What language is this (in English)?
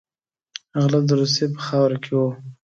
Pashto